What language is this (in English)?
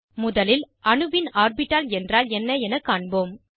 Tamil